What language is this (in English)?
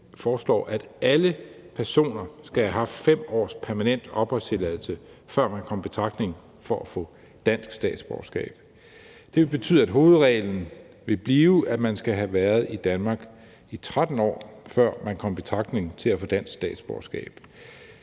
Danish